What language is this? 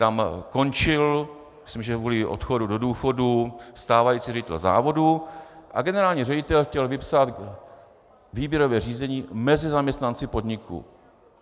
Czech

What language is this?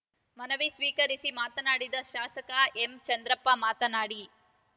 Kannada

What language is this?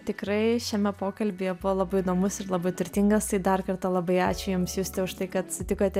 Lithuanian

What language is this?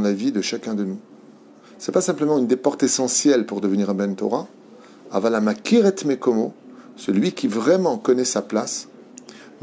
French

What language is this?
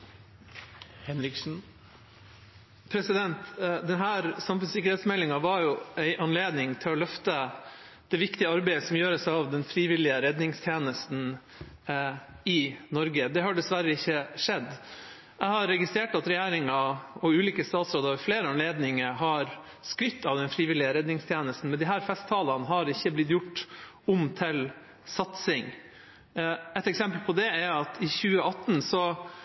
Norwegian Bokmål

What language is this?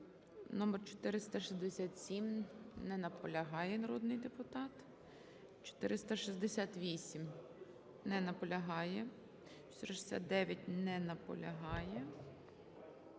Ukrainian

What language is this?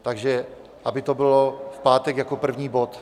Czech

